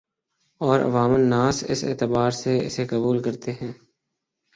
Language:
Urdu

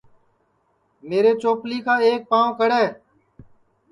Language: Sansi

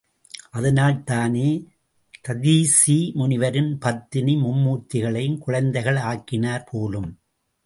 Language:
Tamil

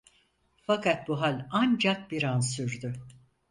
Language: Turkish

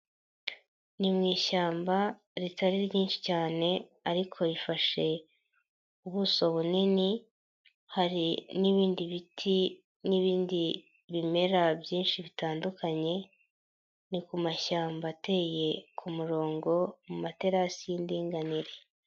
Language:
Kinyarwanda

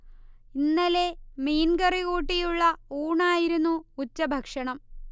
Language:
Malayalam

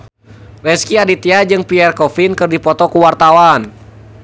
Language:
Sundanese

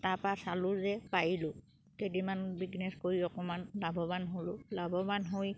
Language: Assamese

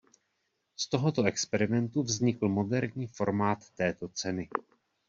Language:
Czech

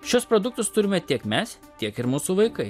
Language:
Lithuanian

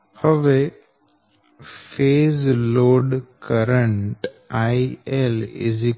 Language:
Gujarati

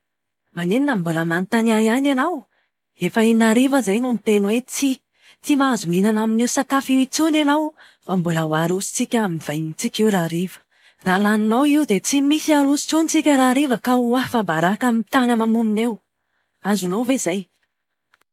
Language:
Malagasy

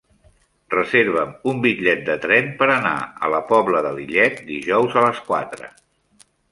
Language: Catalan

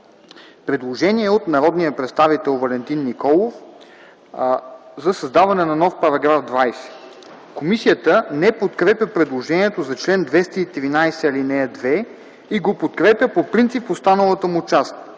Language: Bulgarian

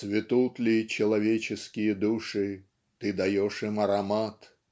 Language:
Russian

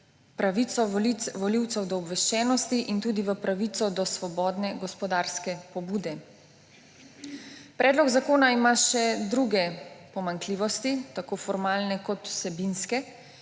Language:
Slovenian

